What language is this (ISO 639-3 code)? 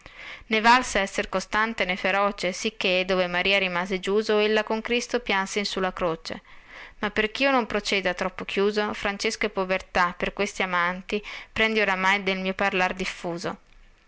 ita